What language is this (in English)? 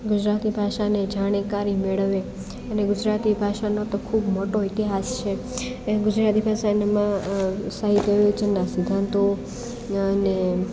Gujarati